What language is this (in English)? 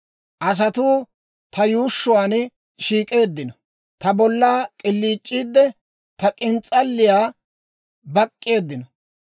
Dawro